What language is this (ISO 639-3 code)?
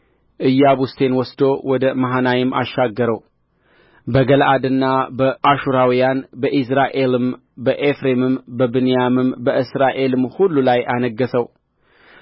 amh